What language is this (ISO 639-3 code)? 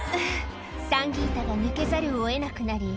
jpn